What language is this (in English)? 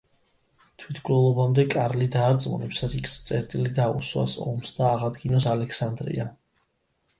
Georgian